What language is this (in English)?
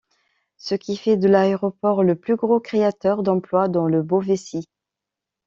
French